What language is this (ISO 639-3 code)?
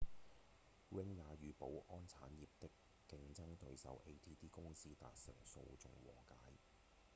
yue